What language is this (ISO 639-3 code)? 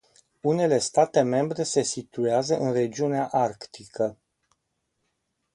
ron